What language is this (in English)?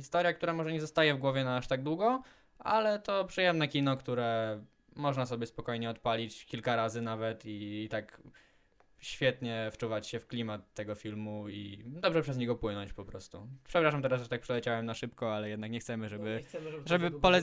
Polish